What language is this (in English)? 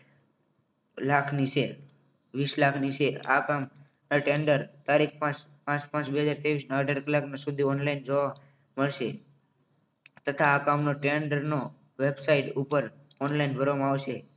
Gujarati